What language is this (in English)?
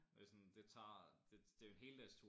Danish